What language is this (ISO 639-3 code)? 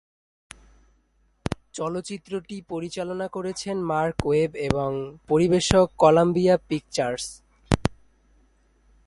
ben